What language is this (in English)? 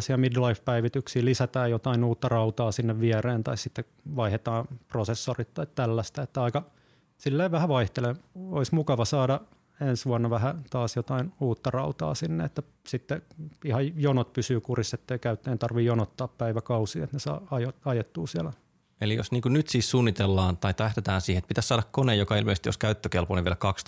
Finnish